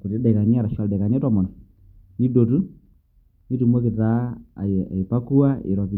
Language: Masai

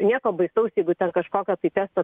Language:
Lithuanian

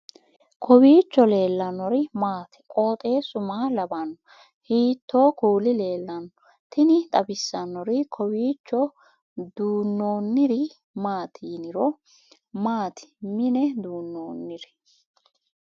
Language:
Sidamo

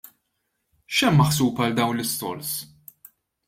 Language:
Maltese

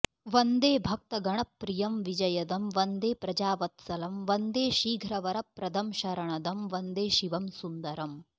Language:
Sanskrit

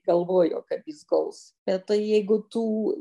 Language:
Lithuanian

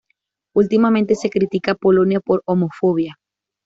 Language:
Spanish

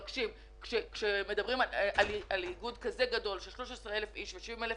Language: Hebrew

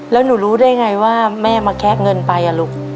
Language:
Thai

